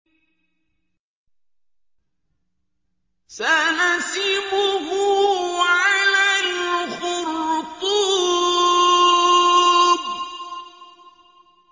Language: Arabic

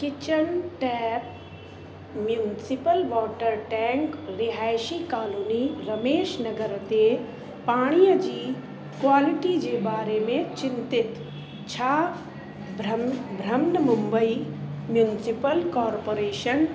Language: Sindhi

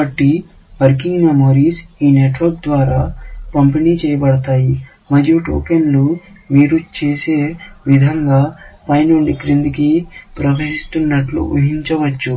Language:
Telugu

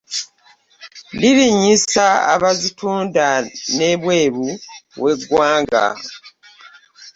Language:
Ganda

